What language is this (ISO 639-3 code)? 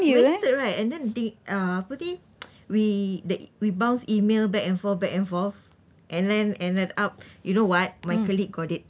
eng